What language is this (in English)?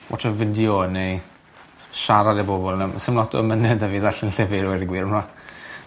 Welsh